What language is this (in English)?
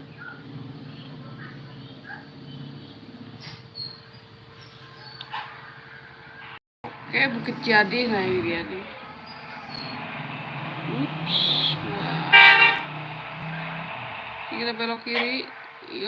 Indonesian